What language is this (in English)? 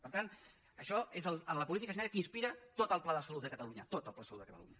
Catalan